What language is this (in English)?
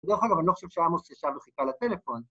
Hebrew